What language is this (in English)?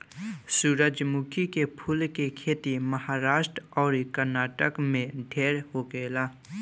Bhojpuri